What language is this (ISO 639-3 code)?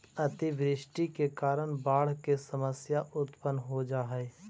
mag